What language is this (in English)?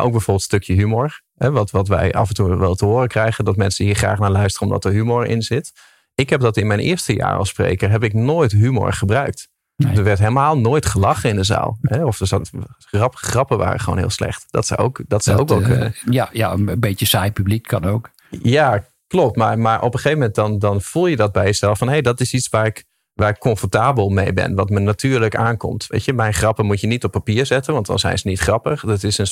Dutch